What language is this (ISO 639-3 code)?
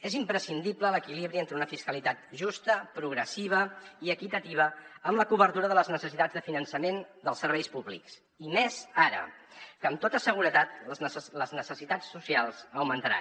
cat